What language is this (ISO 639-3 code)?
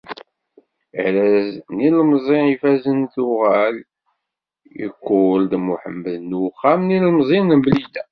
kab